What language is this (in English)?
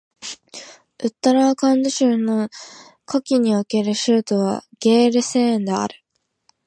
Japanese